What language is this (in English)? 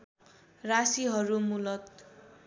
Nepali